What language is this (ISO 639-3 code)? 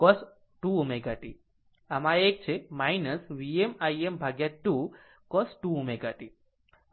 guj